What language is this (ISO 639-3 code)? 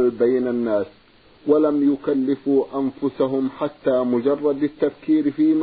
ara